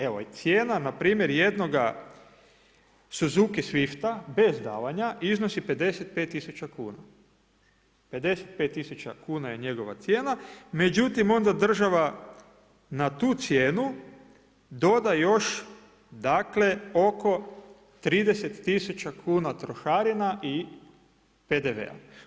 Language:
Croatian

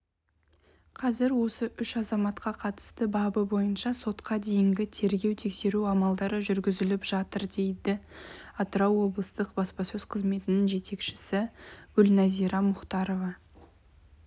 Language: Kazakh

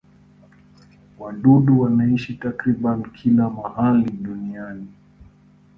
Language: Swahili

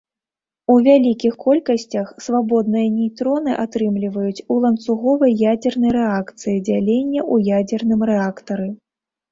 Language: Belarusian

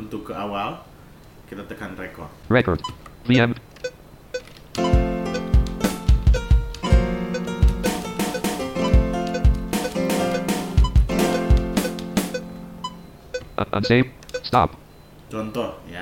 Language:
Indonesian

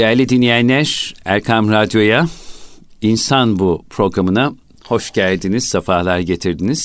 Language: Turkish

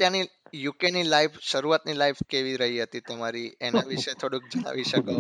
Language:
Gujarati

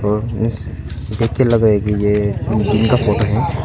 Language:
Hindi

